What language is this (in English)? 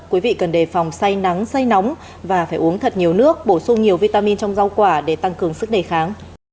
Vietnamese